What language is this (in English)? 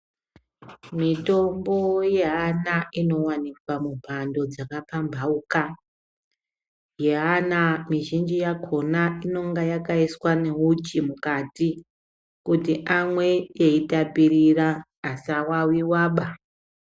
Ndau